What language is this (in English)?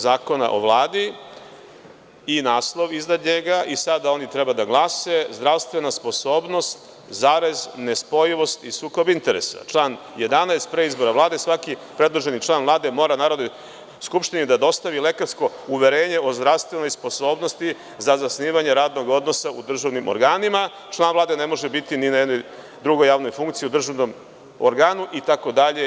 Serbian